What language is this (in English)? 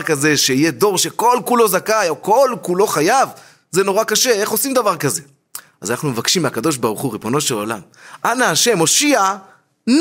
Hebrew